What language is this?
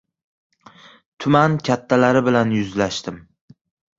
Uzbek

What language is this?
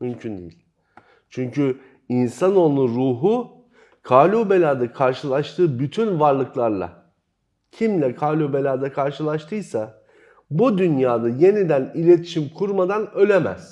Turkish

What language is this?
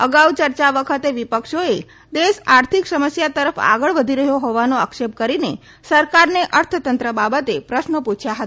Gujarati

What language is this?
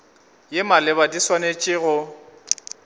Northern Sotho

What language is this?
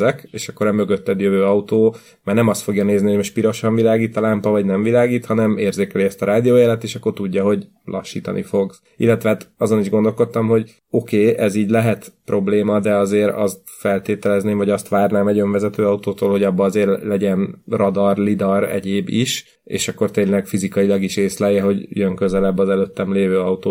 Hungarian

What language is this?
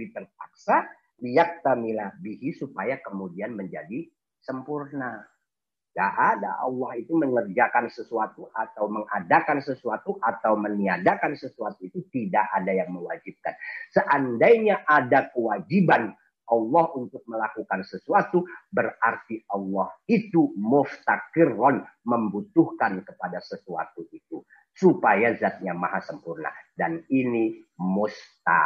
Indonesian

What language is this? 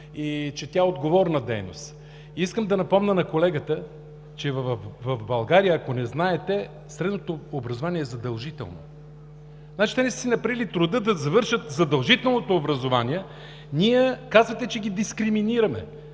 Bulgarian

